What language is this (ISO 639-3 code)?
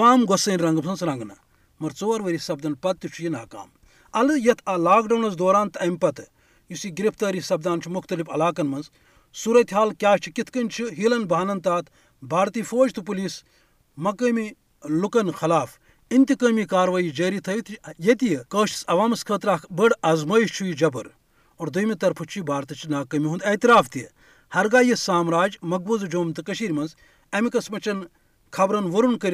urd